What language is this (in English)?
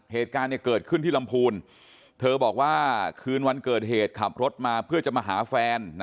Thai